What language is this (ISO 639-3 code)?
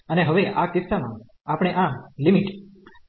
guj